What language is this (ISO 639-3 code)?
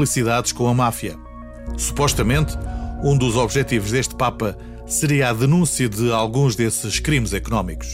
por